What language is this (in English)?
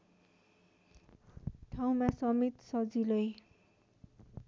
Nepali